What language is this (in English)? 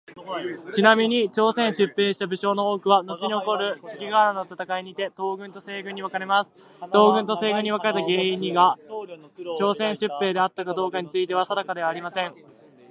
Japanese